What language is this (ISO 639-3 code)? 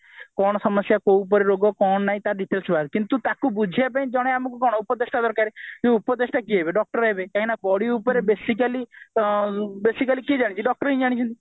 ori